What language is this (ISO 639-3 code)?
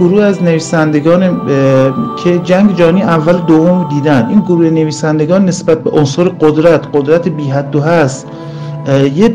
fas